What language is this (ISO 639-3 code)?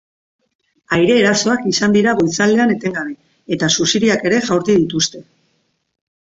eus